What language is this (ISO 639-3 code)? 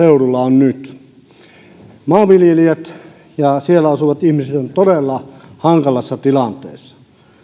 fin